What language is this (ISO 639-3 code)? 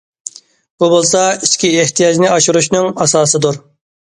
uig